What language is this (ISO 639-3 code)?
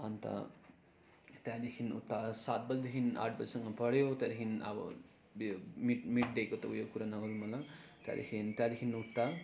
nep